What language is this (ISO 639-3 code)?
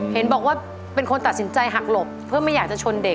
tha